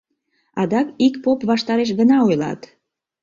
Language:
Mari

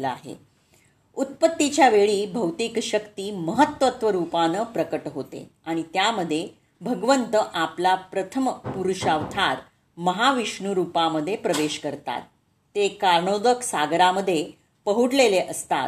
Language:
Marathi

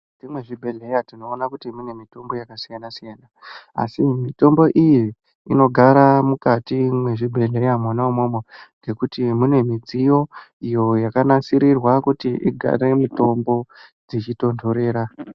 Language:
Ndau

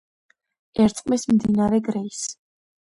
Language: Georgian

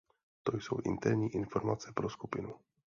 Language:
Czech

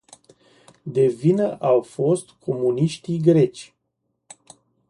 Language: Romanian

